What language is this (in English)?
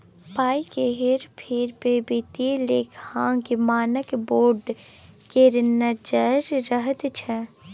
Maithili